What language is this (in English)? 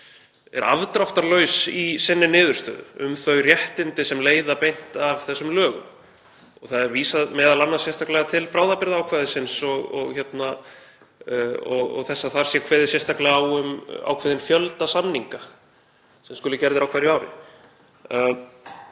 Icelandic